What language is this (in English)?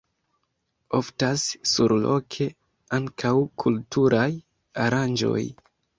Esperanto